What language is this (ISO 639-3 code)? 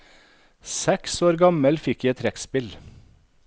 nor